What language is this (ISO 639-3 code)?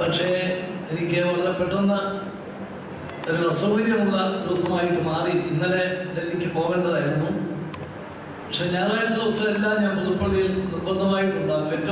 ara